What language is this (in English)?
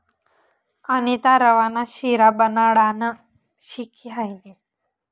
Marathi